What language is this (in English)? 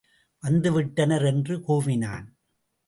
Tamil